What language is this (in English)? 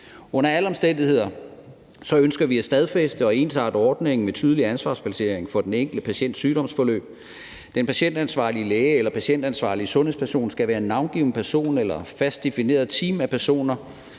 Danish